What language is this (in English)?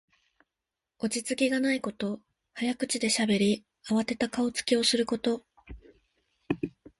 Japanese